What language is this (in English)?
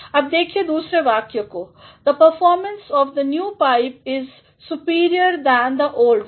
Hindi